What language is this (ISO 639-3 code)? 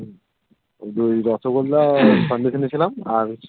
ben